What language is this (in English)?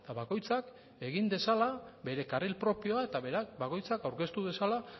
Basque